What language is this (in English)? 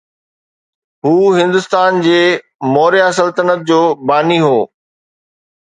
Sindhi